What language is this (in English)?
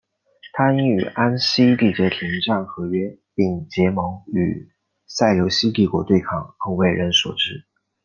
Chinese